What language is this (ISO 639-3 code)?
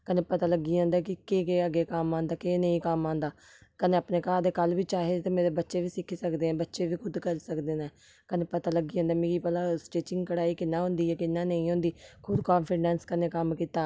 doi